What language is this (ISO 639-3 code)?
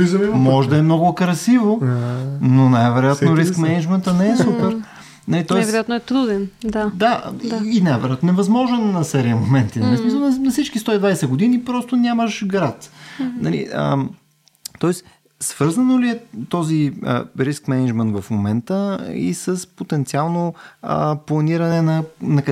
bul